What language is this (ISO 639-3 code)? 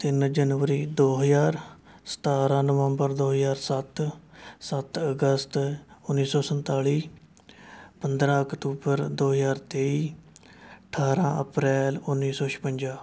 pan